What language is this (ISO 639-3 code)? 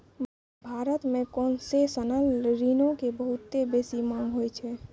mai